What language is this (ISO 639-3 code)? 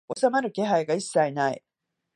jpn